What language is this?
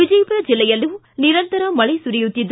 Kannada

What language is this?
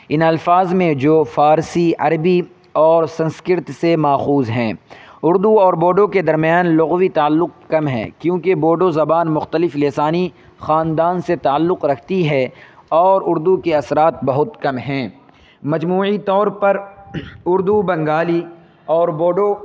Urdu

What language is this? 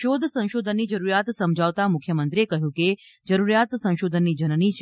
Gujarati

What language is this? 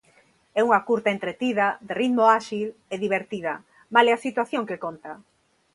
Galician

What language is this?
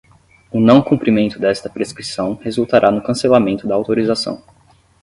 Portuguese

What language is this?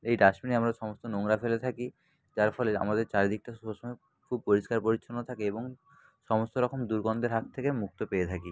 Bangla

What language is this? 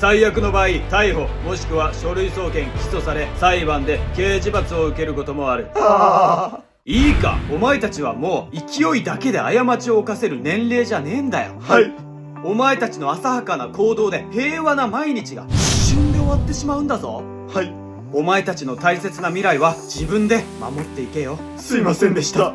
Japanese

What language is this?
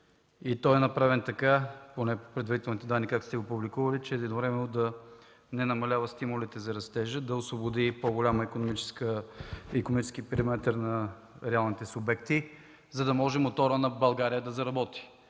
Bulgarian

